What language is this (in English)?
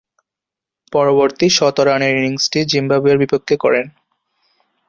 Bangla